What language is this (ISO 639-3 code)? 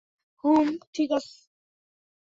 ben